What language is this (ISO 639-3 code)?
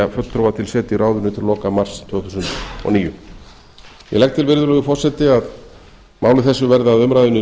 isl